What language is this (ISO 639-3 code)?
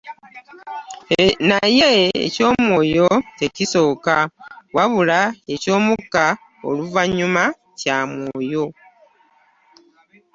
lug